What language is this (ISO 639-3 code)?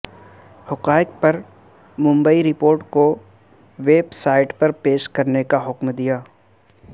urd